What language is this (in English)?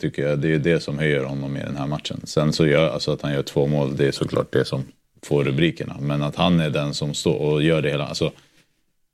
Swedish